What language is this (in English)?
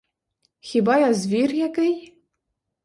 Ukrainian